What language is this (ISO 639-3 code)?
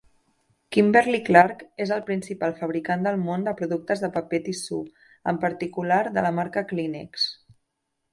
cat